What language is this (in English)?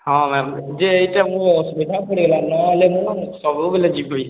Odia